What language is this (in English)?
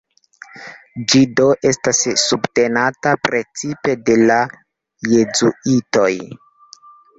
Esperanto